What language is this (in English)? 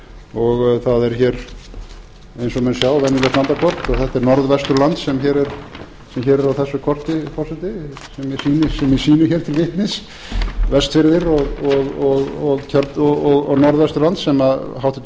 Icelandic